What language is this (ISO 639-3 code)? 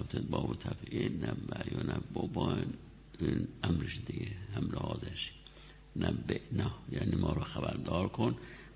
fas